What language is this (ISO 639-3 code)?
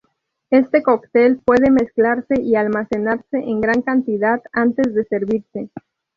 spa